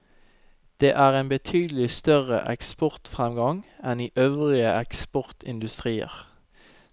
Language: Norwegian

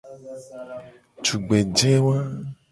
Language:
Gen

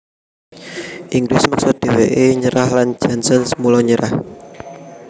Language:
Javanese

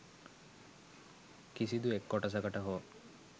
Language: Sinhala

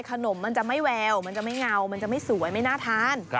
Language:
Thai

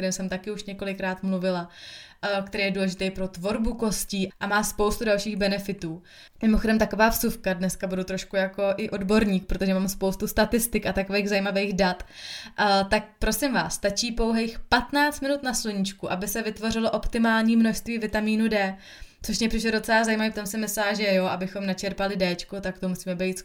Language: Czech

